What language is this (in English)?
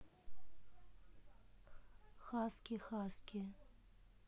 Russian